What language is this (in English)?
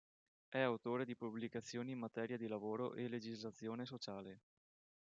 Italian